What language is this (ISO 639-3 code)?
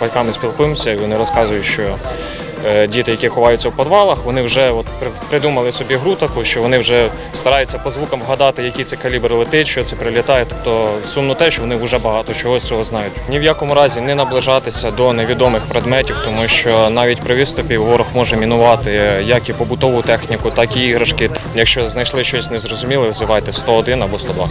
ukr